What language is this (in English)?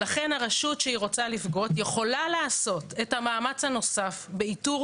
Hebrew